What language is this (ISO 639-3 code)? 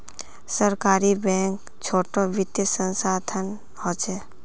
mag